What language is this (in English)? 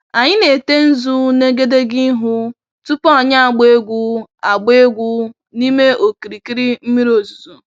Igbo